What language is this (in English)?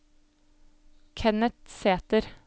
Norwegian